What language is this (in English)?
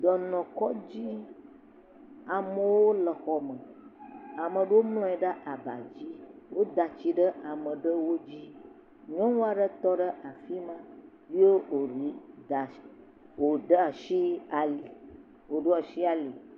Ewe